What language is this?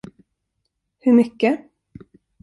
Swedish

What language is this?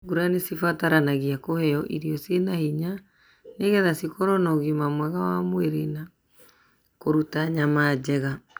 Kikuyu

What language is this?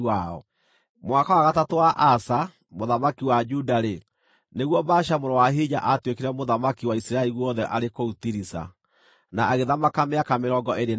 Kikuyu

